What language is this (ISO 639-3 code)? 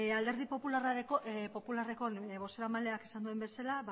eus